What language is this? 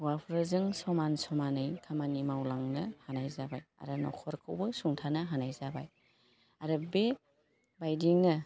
Bodo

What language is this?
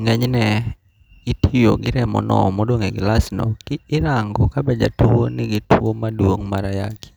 Luo (Kenya and Tanzania)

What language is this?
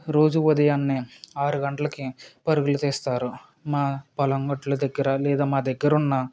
Telugu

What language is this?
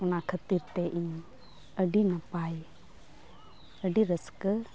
Santali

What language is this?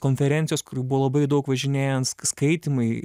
Lithuanian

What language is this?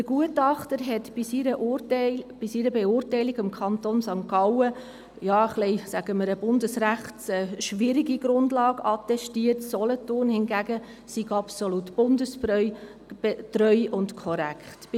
Swiss German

